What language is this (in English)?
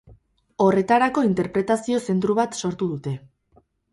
Basque